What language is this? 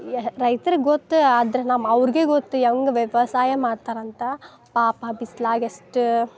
Kannada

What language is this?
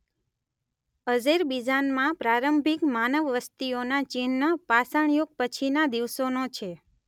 Gujarati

